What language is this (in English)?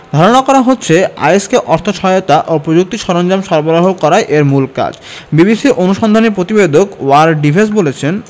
Bangla